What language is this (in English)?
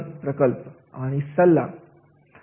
Marathi